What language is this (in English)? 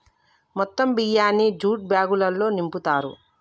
Telugu